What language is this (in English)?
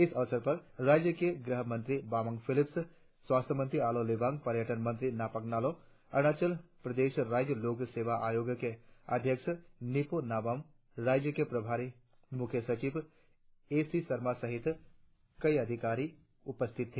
Hindi